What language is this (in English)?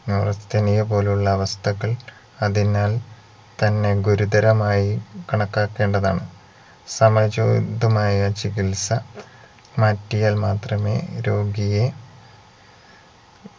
Malayalam